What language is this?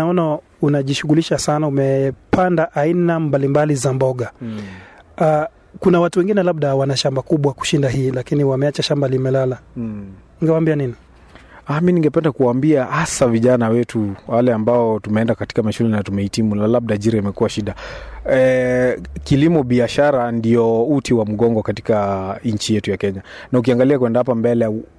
Swahili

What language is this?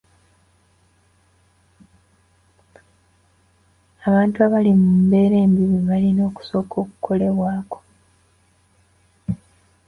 Ganda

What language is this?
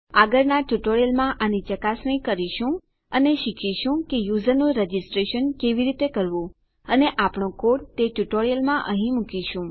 Gujarati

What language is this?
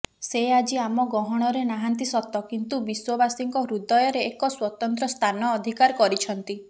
Odia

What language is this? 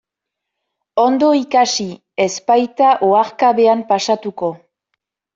Basque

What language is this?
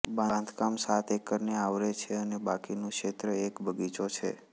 Gujarati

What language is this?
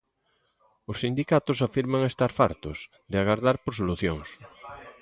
Galician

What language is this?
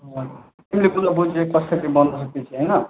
Nepali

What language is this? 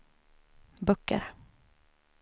Swedish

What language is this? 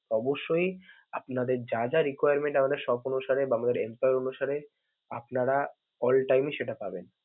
Bangla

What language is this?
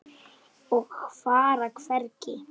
Icelandic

